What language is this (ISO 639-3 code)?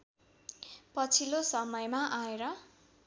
nep